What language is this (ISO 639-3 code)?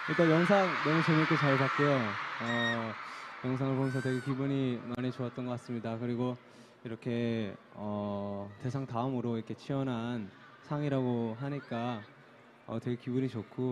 kor